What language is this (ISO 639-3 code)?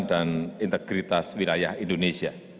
ind